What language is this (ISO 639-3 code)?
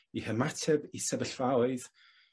cym